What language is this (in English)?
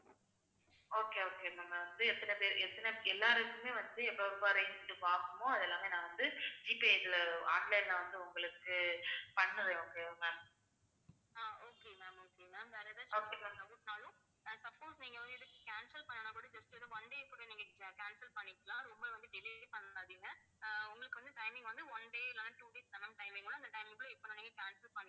Tamil